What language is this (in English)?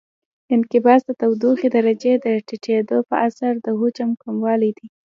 Pashto